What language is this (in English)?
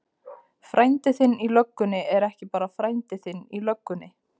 Icelandic